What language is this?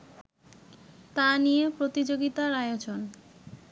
Bangla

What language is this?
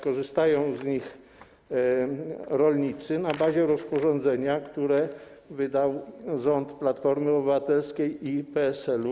Polish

